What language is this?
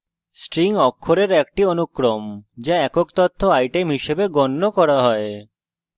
Bangla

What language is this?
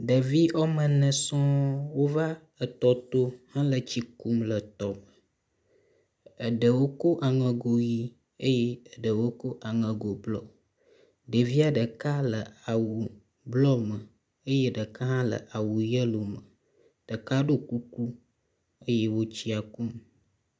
Ewe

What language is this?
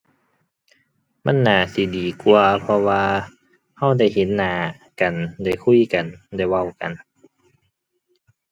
Thai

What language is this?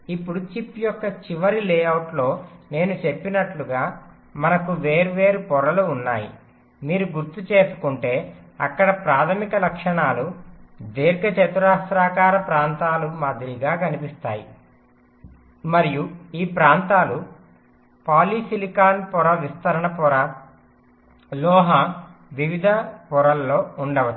Telugu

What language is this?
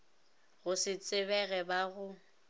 Northern Sotho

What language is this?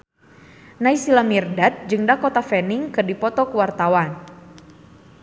Sundanese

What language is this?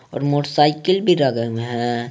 Hindi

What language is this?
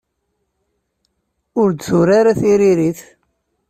Kabyle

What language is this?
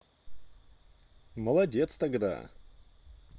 Russian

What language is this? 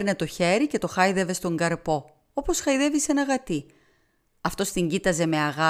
Greek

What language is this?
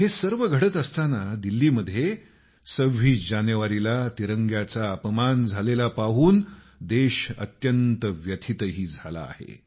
Marathi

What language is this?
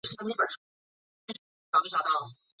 Chinese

